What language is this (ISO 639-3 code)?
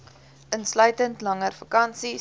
afr